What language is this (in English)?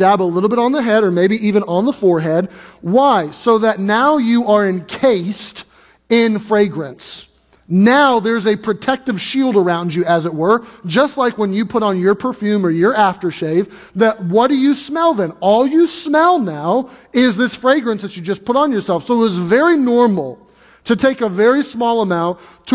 English